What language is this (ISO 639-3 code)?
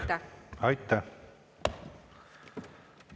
est